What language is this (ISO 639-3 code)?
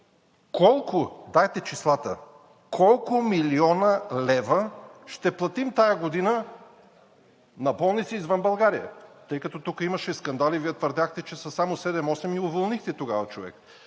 bul